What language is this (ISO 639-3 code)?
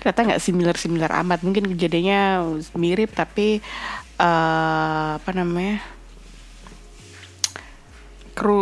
ind